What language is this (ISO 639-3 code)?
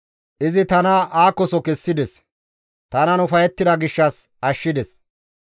gmv